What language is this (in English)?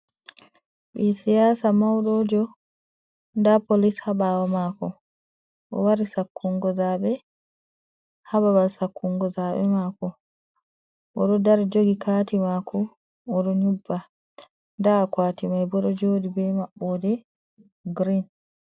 Fula